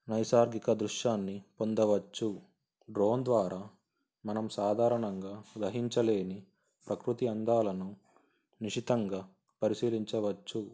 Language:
Telugu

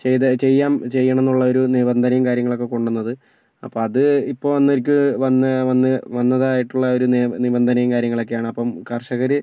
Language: Malayalam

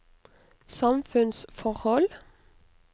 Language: Norwegian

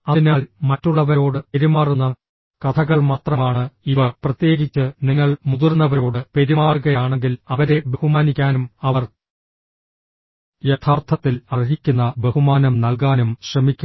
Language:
Malayalam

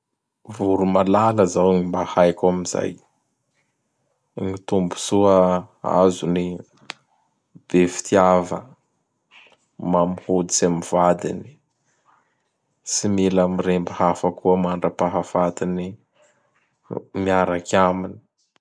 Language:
Bara Malagasy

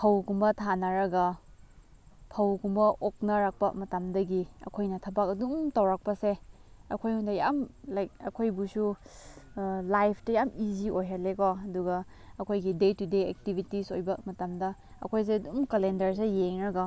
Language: Manipuri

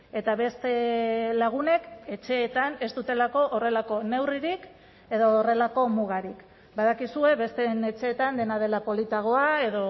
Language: Basque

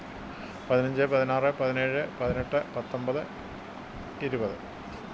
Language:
Malayalam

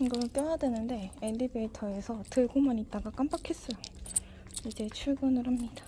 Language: Korean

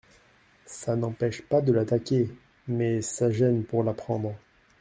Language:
French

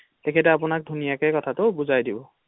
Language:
Assamese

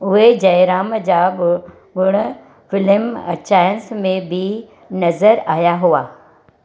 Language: Sindhi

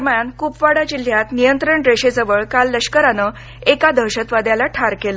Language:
Marathi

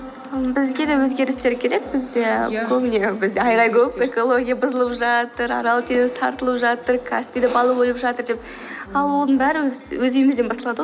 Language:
Kazakh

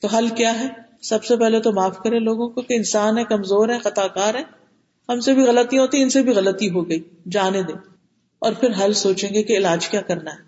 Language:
Urdu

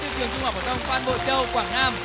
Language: Vietnamese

